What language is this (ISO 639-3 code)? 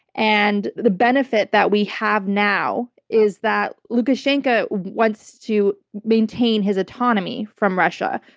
eng